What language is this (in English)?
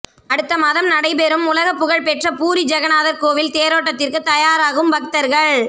Tamil